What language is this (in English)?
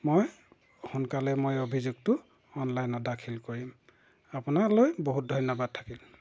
Assamese